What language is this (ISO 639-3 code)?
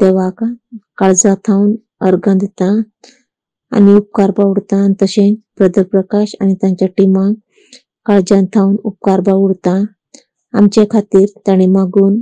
mar